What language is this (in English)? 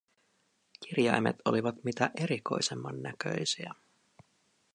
Finnish